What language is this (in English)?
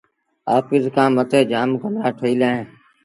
Sindhi Bhil